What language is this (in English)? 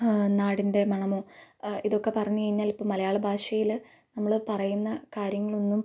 Malayalam